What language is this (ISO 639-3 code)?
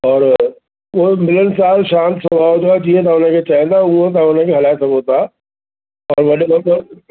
snd